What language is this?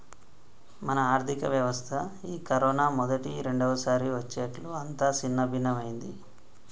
Telugu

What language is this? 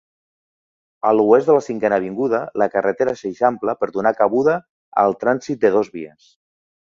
Catalan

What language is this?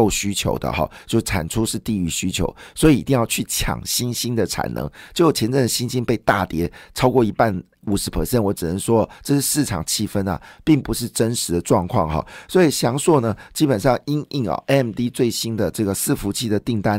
Chinese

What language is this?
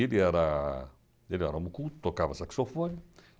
Portuguese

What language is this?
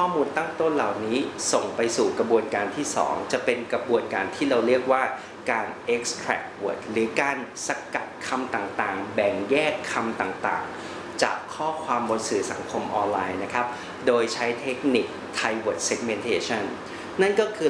Thai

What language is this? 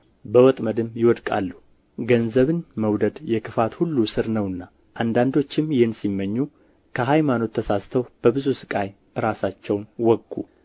Amharic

